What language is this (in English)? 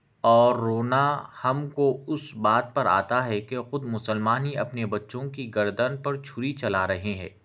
Urdu